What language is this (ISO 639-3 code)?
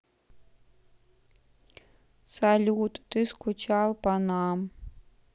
rus